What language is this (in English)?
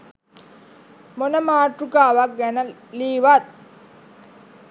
Sinhala